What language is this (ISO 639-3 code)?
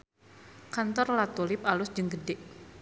sun